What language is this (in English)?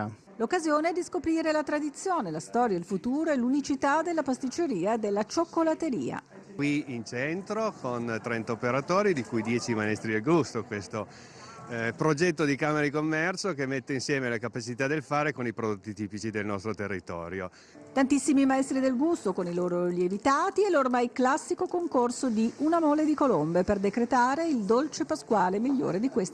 Italian